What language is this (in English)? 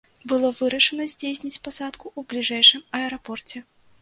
Belarusian